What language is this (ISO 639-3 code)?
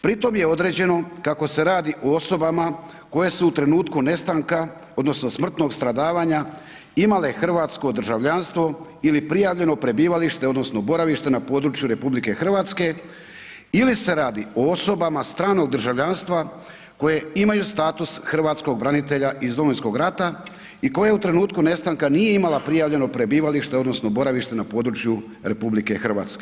hrv